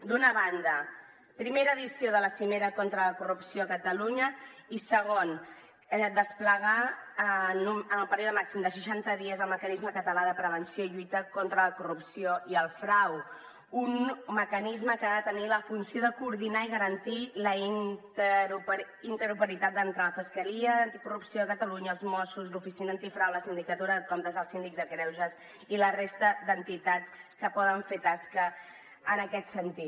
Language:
Catalan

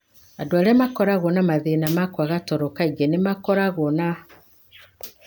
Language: Kikuyu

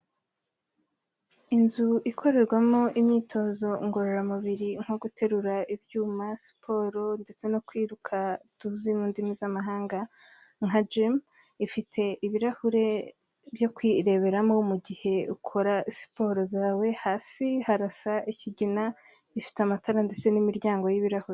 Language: Kinyarwanda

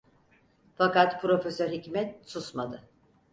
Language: Turkish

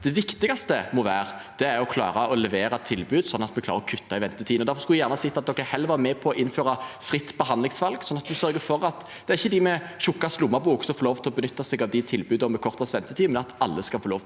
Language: Norwegian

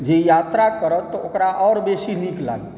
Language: Maithili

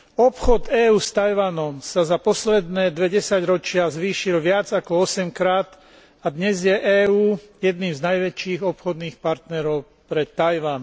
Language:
Slovak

